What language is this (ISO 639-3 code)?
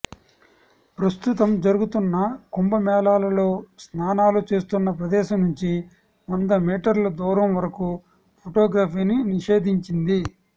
tel